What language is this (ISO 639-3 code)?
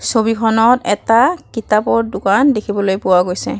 asm